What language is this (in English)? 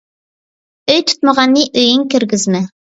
Uyghur